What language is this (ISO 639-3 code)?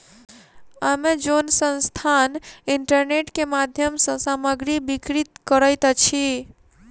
mai